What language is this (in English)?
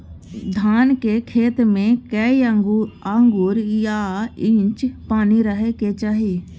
Maithili